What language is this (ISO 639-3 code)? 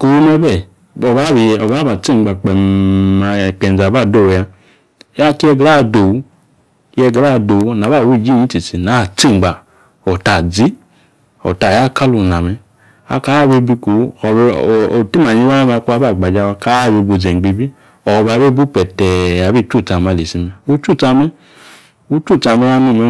ekr